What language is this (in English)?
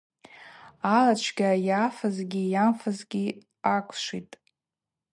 Abaza